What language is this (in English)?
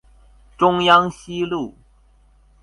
Chinese